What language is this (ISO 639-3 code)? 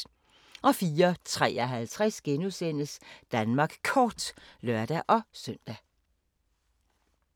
dan